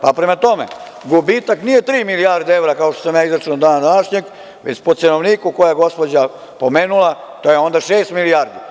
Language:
Serbian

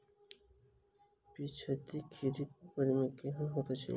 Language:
Maithili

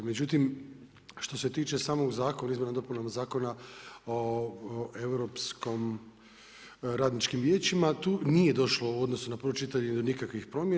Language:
Croatian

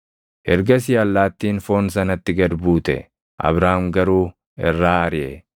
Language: Oromo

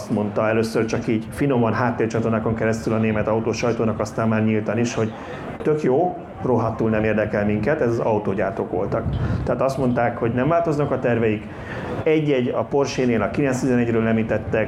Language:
Hungarian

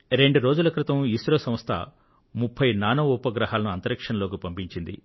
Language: Telugu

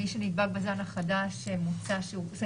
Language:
Hebrew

